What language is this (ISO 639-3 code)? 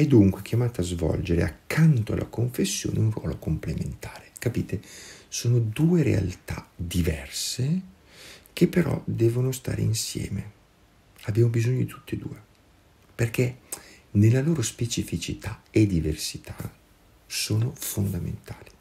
ita